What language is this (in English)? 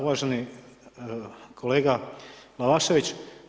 Croatian